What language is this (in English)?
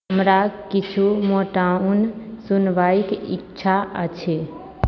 Maithili